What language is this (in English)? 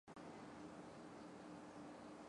Chinese